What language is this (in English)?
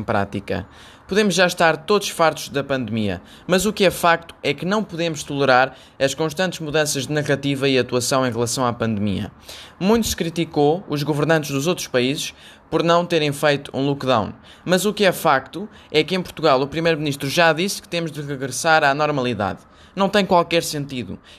Portuguese